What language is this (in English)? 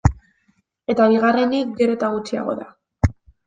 Basque